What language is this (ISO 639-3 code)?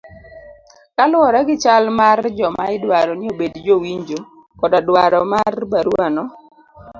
luo